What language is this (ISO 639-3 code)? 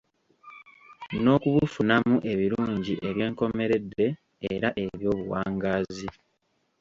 lug